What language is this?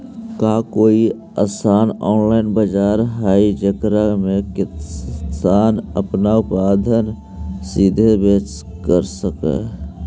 Magahi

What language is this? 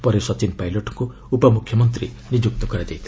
Odia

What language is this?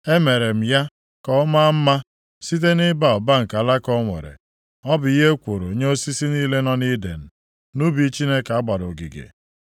Igbo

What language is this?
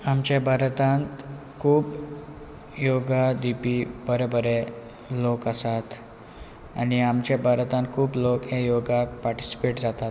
Konkani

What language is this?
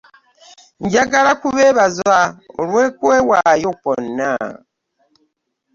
Ganda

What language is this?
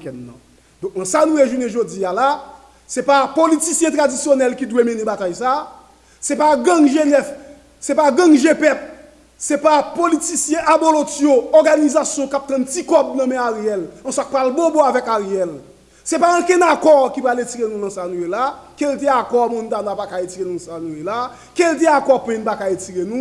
French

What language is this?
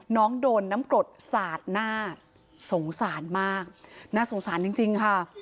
Thai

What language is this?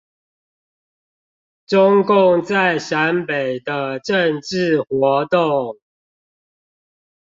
Chinese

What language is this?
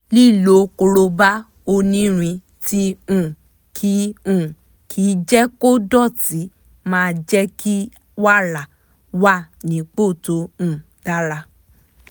Yoruba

